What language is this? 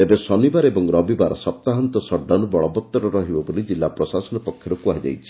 Odia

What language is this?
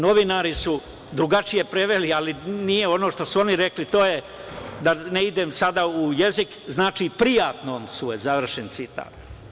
Serbian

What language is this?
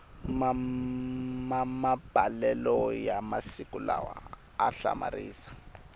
Tsonga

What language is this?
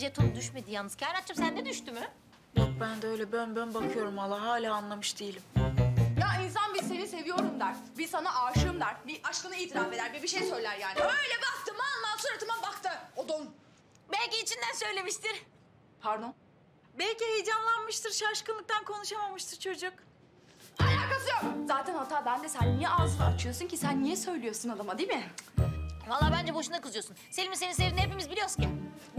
Turkish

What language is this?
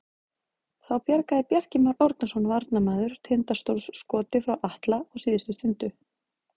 Icelandic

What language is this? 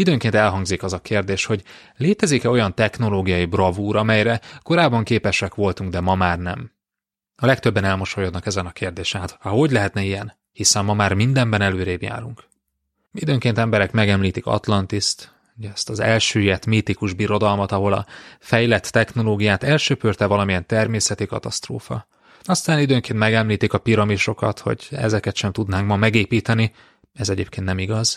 Hungarian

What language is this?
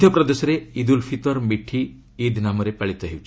Odia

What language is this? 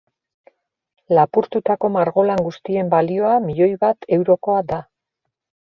Basque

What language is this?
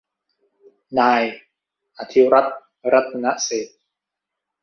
Thai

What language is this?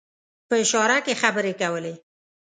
Pashto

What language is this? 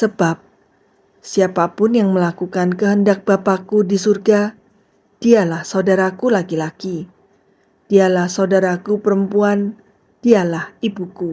Indonesian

